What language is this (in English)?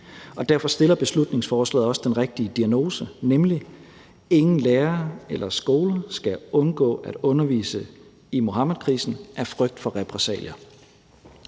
Danish